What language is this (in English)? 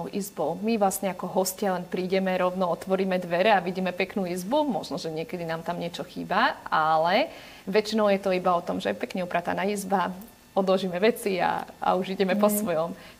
Slovak